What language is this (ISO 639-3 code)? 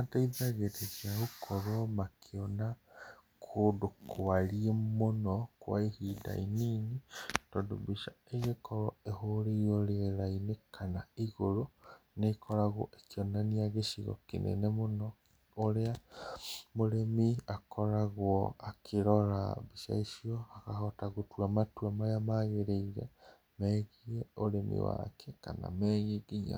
kik